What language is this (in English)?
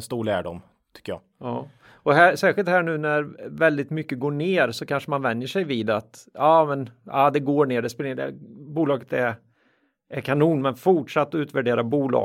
Swedish